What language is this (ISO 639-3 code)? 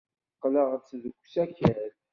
kab